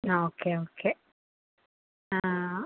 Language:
Malayalam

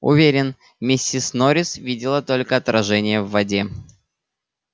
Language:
Russian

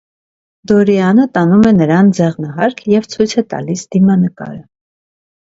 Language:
Armenian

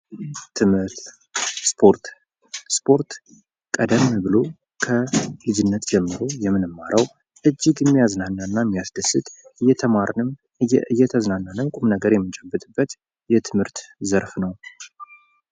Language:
Amharic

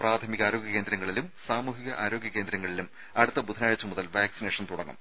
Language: Malayalam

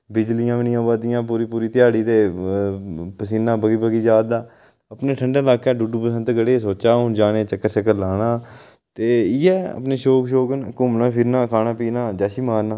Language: Dogri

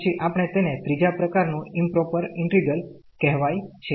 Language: Gujarati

